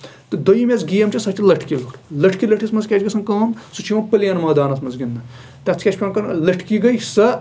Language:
Kashmiri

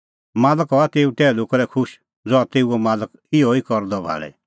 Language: Kullu Pahari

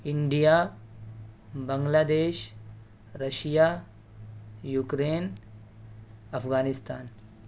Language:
Urdu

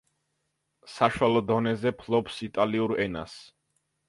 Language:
Georgian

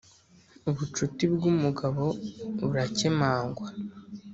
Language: Kinyarwanda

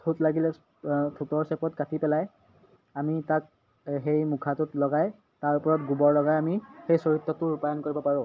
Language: Assamese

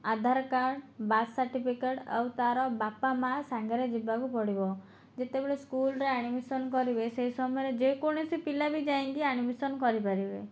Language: Odia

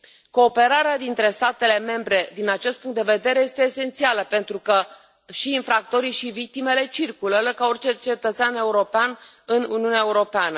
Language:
Romanian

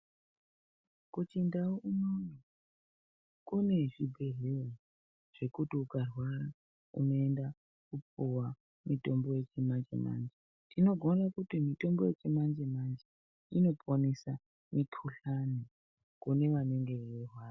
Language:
Ndau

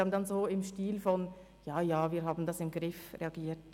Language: Swiss German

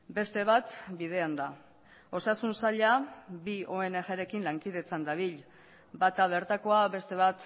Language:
Basque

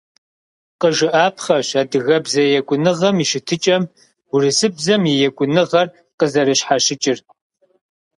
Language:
Kabardian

